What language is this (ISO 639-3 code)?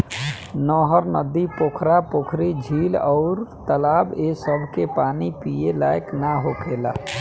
bho